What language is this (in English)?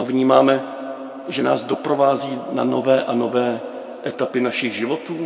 Czech